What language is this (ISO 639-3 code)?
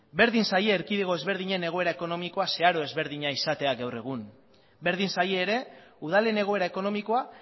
eus